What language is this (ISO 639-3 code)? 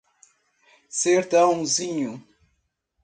por